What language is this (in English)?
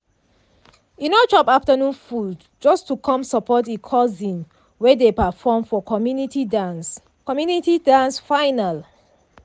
Nigerian Pidgin